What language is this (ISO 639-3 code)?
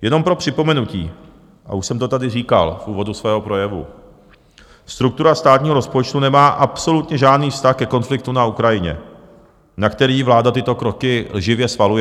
ces